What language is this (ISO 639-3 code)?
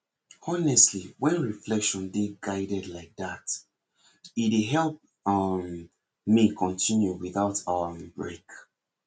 pcm